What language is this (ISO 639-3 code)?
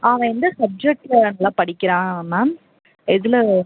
tam